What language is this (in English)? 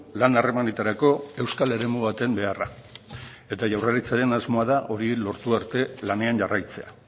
Basque